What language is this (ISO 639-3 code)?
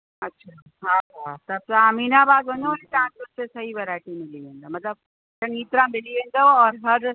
snd